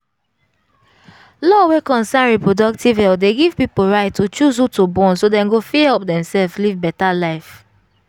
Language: Nigerian Pidgin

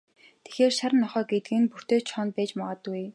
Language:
Mongolian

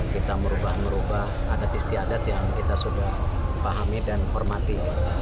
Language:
Indonesian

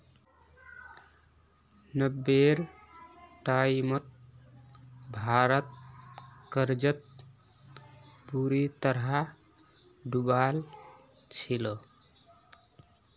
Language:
Magahi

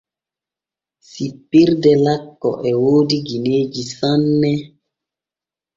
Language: Borgu Fulfulde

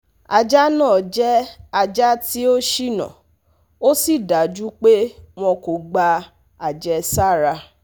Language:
Yoruba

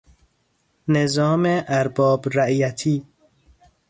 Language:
Persian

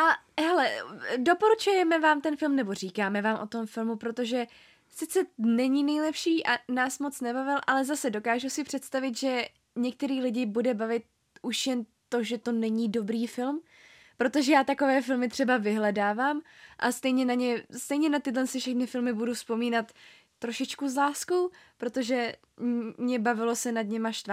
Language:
Czech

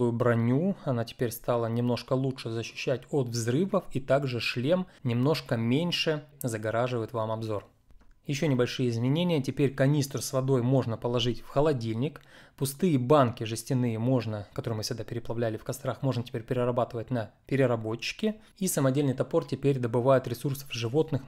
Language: Russian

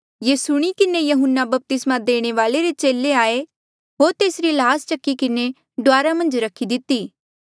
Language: Mandeali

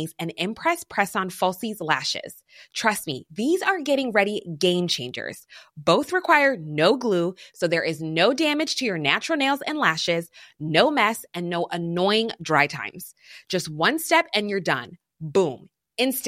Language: German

